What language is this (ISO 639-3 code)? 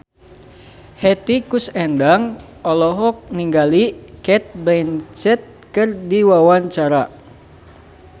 sun